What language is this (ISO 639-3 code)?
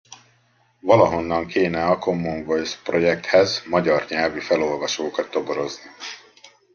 hun